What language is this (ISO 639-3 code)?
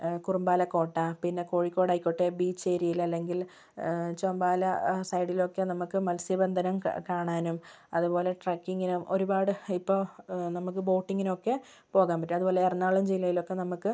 mal